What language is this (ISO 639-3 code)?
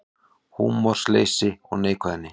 isl